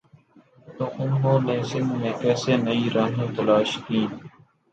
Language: Urdu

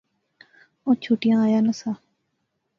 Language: Pahari-Potwari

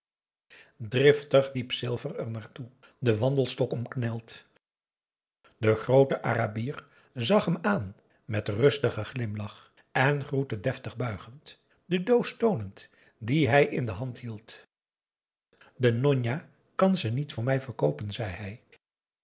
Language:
Dutch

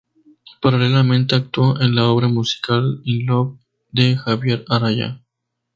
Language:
Spanish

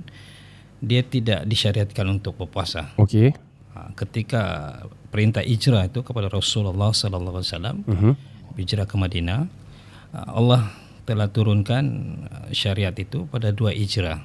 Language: Malay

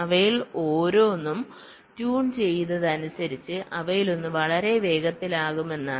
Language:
Malayalam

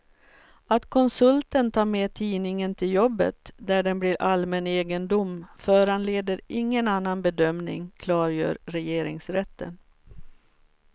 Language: Swedish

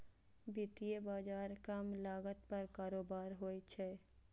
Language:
Maithili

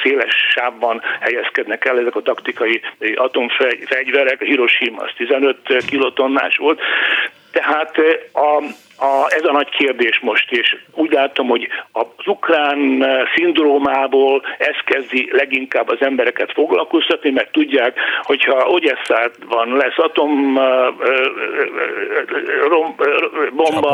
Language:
Hungarian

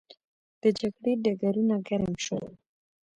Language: Pashto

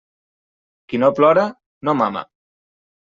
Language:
Catalan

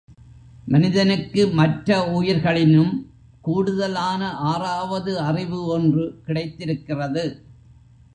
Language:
Tamil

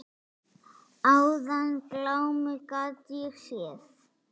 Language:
Icelandic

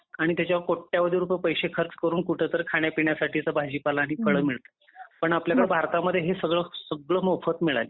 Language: Marathi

